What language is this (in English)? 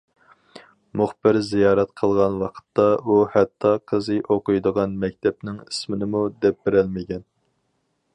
Uyghur